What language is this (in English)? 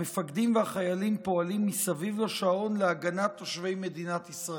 Hebrew